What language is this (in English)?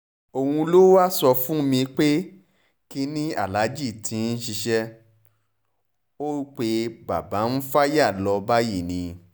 Yoruba